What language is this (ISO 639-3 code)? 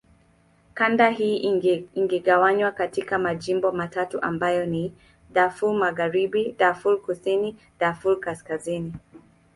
swa